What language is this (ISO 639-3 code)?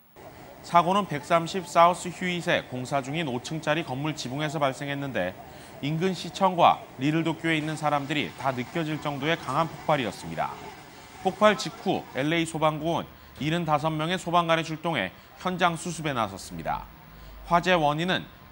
kor